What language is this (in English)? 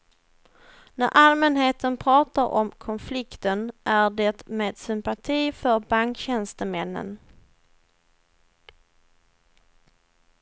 Swedish